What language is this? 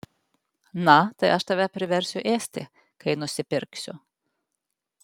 Lithuanian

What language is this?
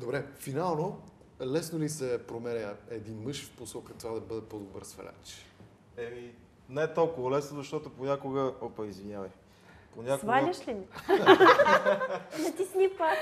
Bulgarian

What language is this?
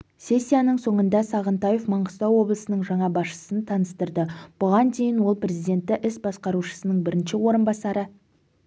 Kazakh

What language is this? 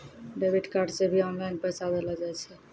Maithili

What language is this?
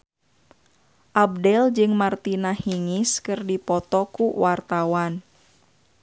Sundanese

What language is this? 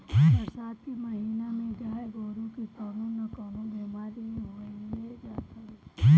Bhojpuri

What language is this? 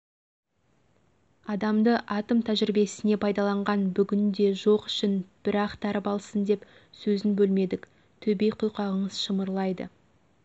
Kazakh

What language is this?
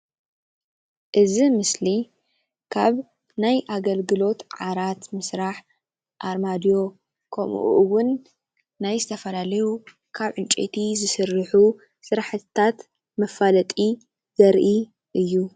Tigrinya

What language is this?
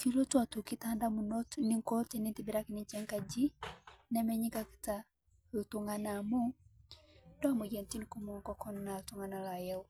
Masai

